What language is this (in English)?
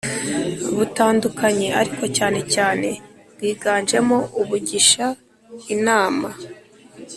Kinyarwanda